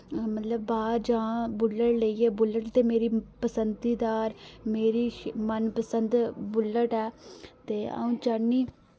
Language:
Dogri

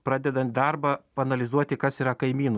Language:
Lithuanian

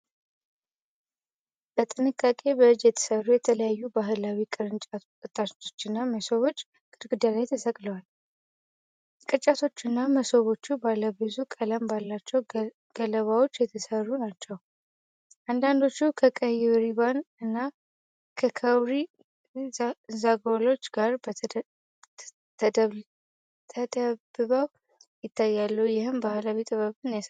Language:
Amharic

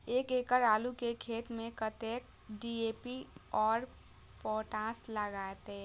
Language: Maithili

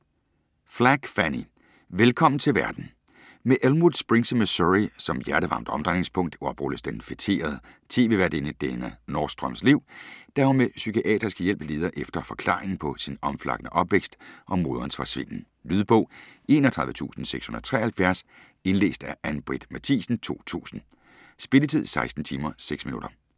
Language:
Danish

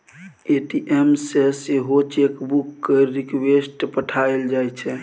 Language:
Maithili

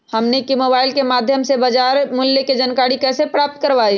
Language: Magahi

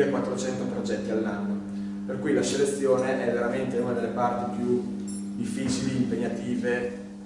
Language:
Italian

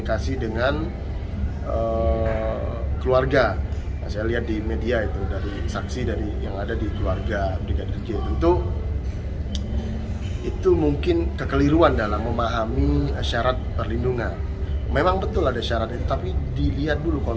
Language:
Indonesian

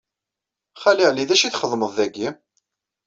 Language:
Kabyle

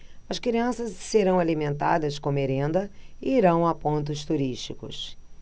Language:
Portuguese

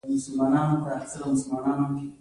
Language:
Pashto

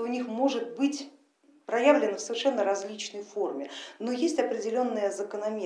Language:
Russian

